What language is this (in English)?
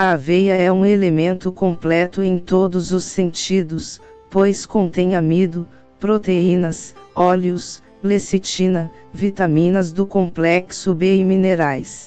Portuguese